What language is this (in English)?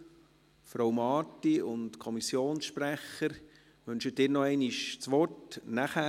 Swiss German